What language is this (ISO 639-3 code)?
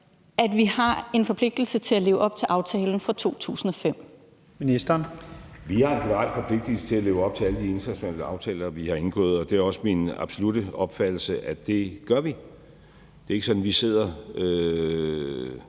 dan